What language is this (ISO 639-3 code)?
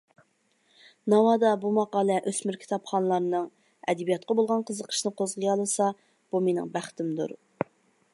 uig